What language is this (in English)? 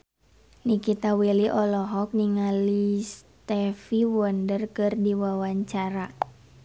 Sundanese